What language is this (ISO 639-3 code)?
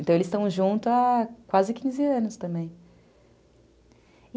por